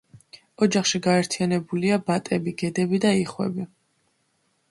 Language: Georgian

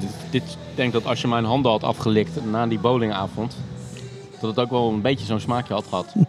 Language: Dutch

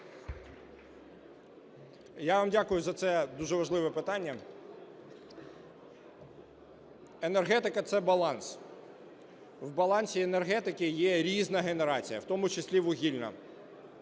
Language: Ukrainian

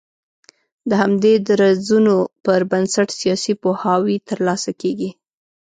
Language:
Pashto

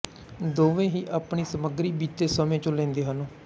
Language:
Punjabi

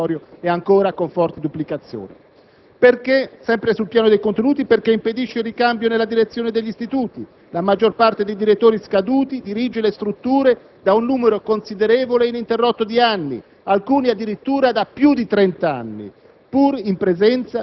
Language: Italian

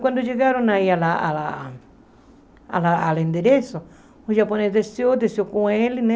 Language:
Portuguese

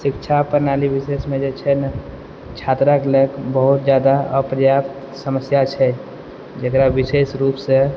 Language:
Maithili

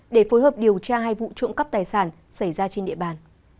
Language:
Vietnamese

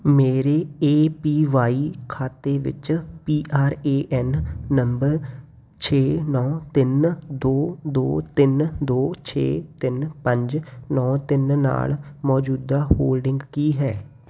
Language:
Punjabi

